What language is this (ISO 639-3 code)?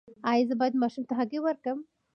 pus